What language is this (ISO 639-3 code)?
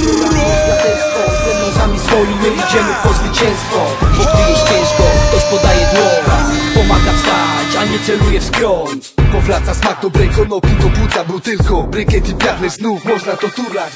pol